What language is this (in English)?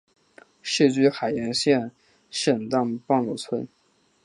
Chinese